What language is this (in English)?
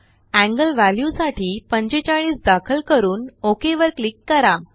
Marathi